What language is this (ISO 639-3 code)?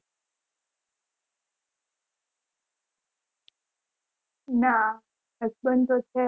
guj